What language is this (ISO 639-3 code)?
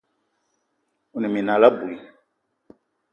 eto